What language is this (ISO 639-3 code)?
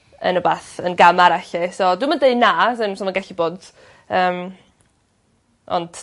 cym